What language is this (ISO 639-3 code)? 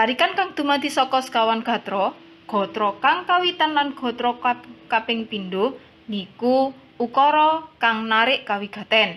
ind